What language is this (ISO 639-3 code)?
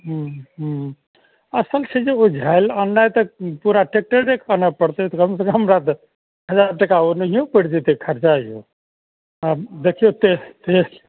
mai